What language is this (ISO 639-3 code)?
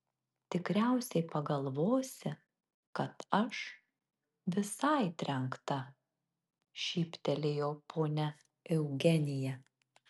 lit